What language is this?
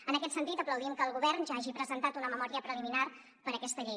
Catalan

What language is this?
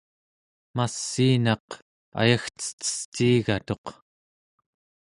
Central Yupik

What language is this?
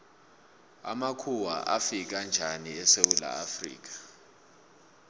South Ndebele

